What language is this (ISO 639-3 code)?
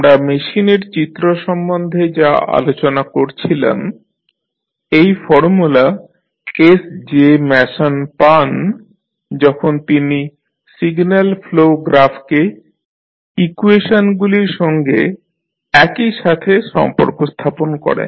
ben